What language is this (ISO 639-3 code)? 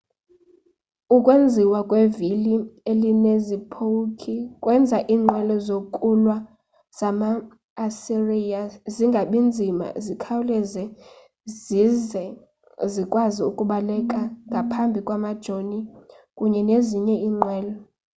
xho